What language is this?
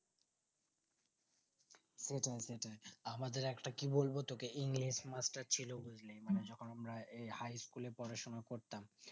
Bangla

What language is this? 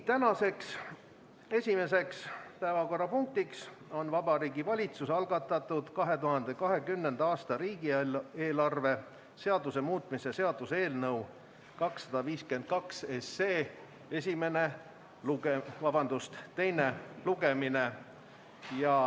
Estonian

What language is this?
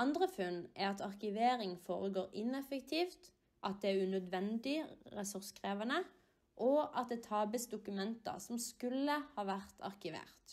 Norwegian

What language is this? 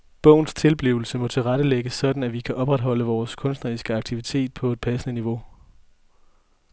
Danish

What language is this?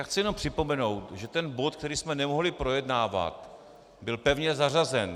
Czech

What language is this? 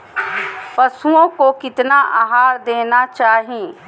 Magahi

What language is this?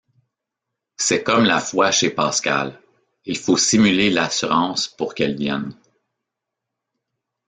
French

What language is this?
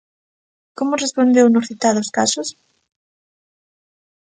Galician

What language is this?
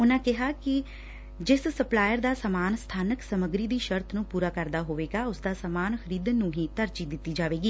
Punjabi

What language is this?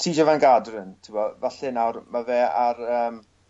Welsh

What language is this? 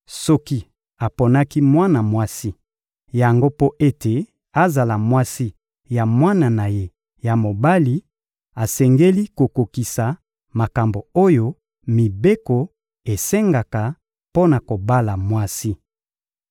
Lingala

